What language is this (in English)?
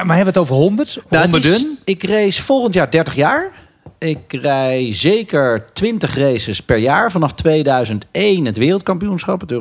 Dutch